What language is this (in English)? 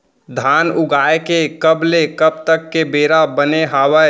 Chhattisgarhi